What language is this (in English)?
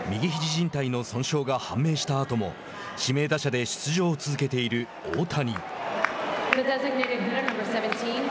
Japanese